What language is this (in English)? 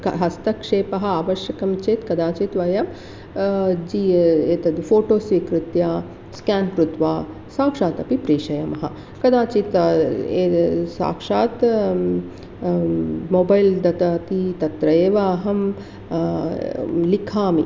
Sanskrit